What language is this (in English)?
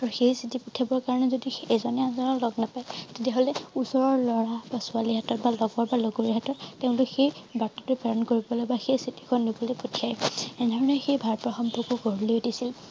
Assamese